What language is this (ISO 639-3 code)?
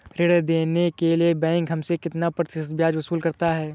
hin